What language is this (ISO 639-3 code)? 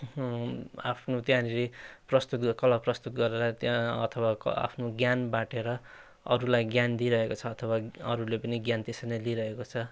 nep